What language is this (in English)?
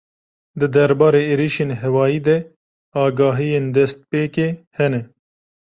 Kurdish